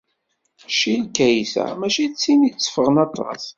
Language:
Kabyle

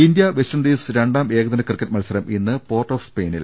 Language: Malayalam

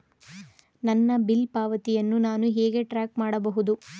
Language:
Kannada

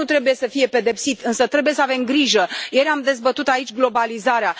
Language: Romanian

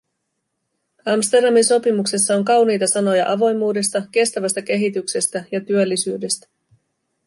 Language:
Finnish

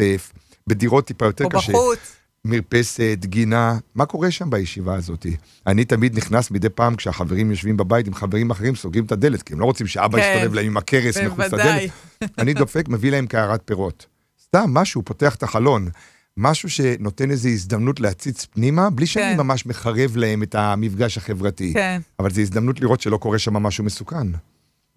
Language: Hebrew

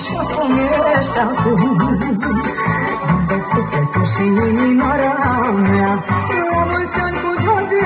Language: Romanian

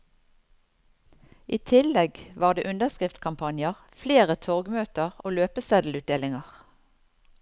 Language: Norwegian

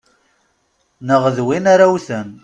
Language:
Kabyle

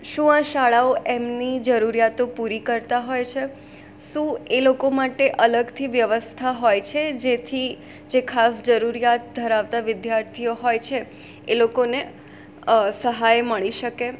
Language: Gujarati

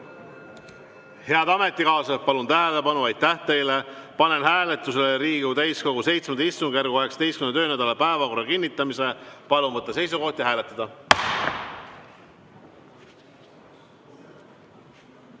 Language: Estonian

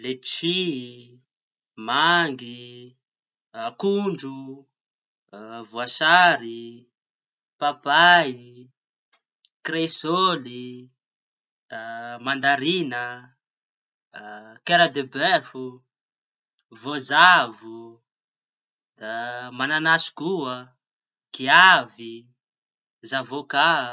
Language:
Tanosy Malagasy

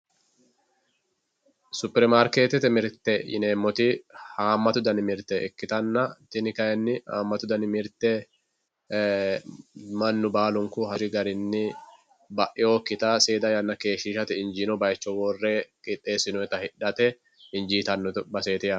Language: Sidamo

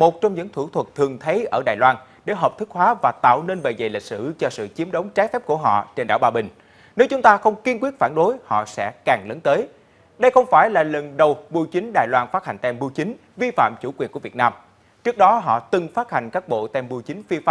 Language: Vietnamese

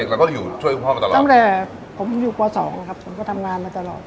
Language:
Thai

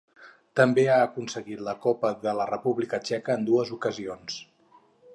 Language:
Catalan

